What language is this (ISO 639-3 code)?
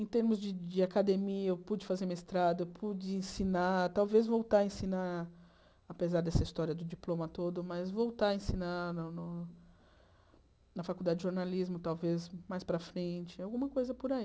por